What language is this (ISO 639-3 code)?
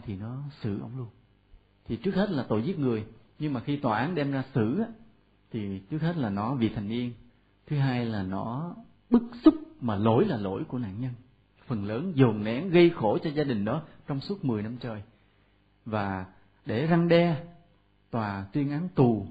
vie